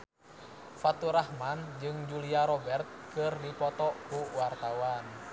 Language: Sundanese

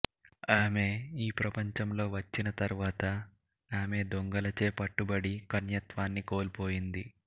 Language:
Telugu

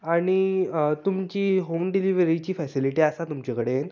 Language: Konkani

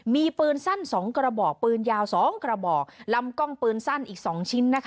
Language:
Thai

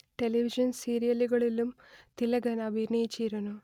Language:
Malayalam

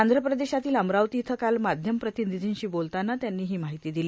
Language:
Marathi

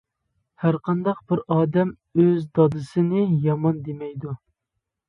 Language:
Uyghur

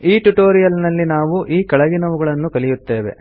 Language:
Kannada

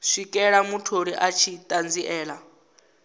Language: Venda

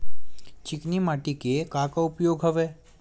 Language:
Chhattisgarhi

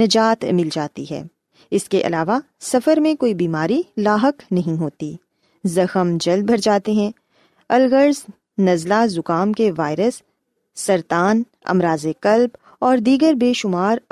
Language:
Urdu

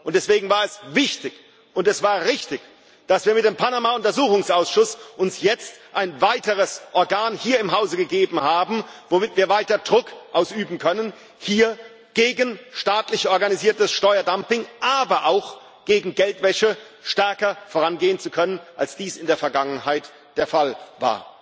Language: German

